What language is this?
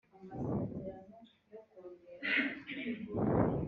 Kinyarwanda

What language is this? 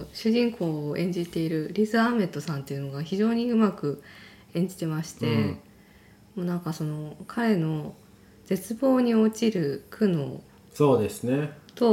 Japanese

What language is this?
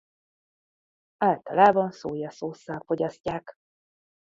Hungarian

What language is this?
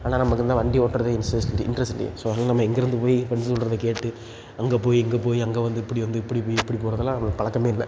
Tamil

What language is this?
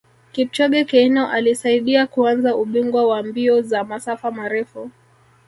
Swahili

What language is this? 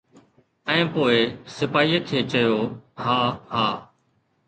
Sindhi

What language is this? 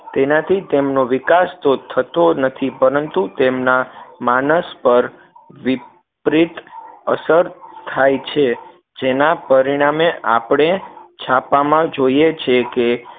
Gujarati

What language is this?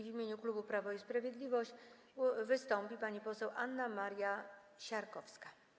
Polish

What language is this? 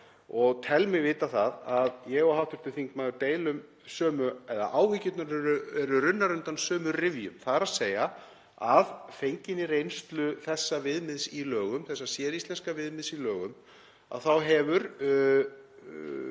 Icelandic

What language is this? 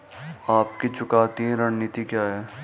Hindi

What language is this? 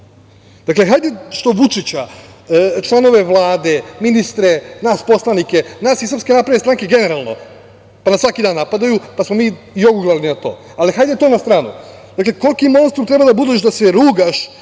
Serbian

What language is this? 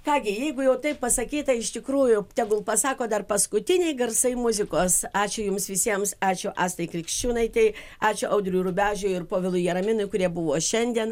Lithuanian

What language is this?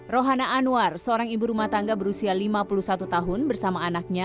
Indonesian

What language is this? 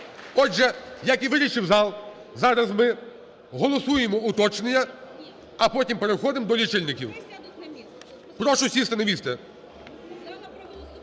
Ukrainian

